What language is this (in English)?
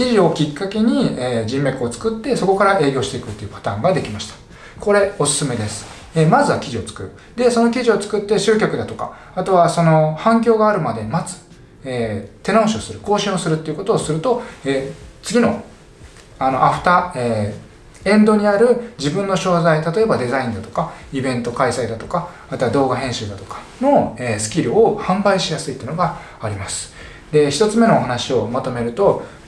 Japanese